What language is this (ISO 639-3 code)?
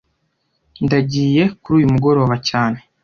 kin